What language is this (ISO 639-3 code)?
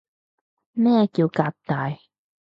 yue